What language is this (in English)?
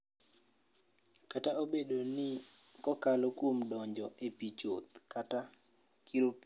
Luo (Kenya and Tanzania)